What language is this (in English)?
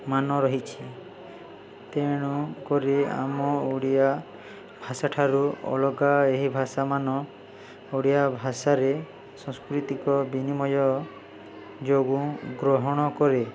Odia